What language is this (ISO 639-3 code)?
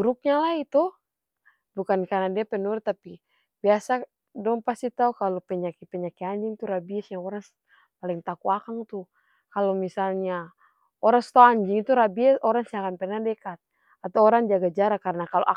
abs